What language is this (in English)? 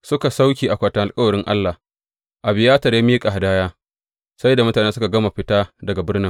Hausa